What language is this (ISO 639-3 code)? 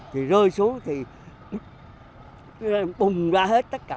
vie